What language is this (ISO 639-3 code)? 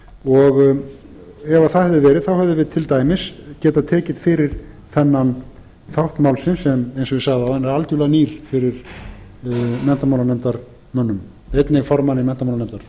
isl